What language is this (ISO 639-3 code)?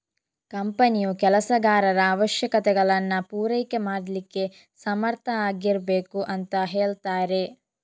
kan